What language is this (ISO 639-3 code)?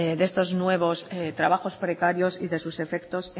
spa